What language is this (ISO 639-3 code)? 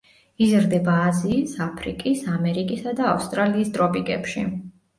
kat